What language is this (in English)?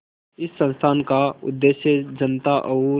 Hindi